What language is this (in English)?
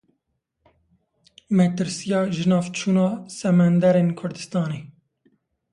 Kurdish